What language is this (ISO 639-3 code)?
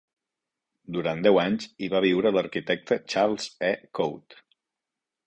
cat